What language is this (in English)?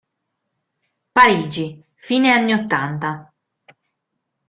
Italian